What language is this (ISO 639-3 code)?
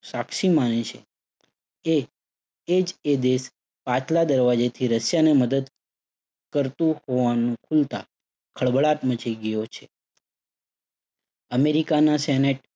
guj